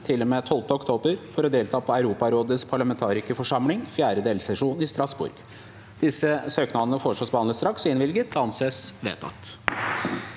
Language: Norwegian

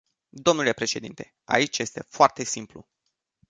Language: Romanian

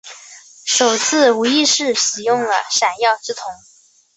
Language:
Chinese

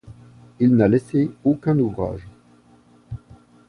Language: French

